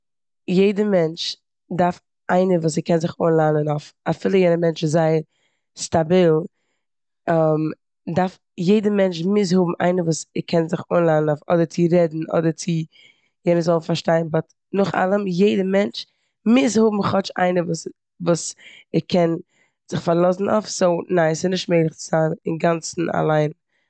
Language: Yiddish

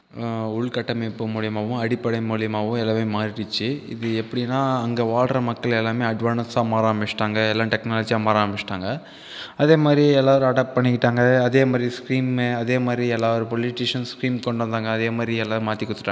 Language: Tamil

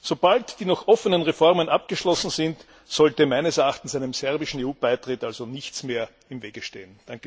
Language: German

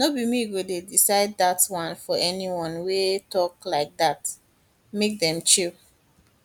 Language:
Nigerian Pidgin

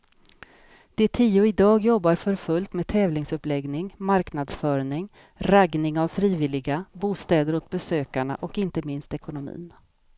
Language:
Swedish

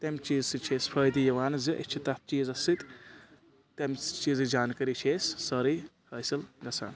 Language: Kashmiri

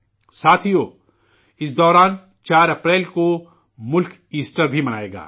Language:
Urdu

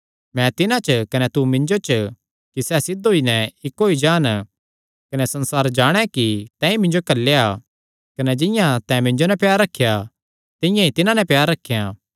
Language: Kangri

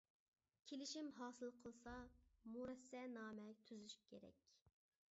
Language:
Uyghur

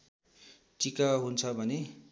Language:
Nepali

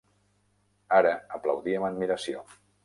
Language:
Catalan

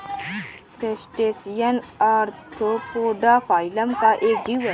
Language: Hindi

